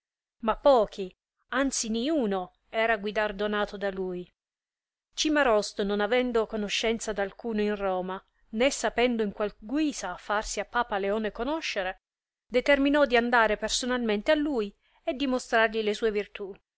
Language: Italian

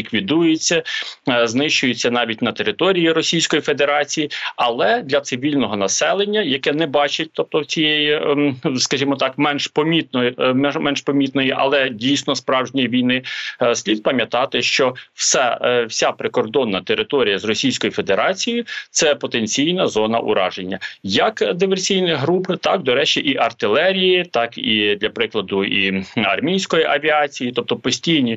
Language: Ukrainian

